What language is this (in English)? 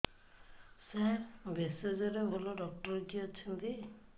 Odia